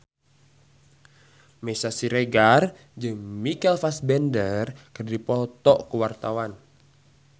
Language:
Sundanese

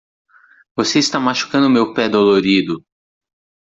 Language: Portuguese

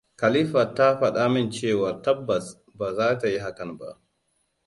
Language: Hausa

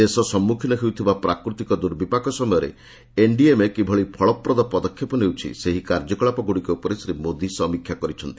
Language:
Odia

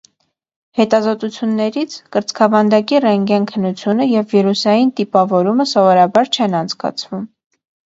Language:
Armenian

